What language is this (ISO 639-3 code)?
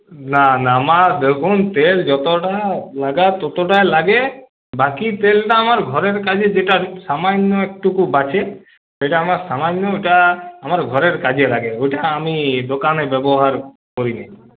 ben